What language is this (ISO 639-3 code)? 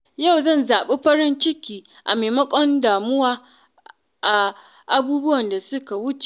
hau